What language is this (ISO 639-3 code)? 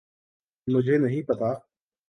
urd